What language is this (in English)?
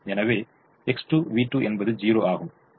Tamil